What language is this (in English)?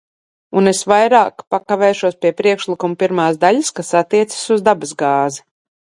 Latvian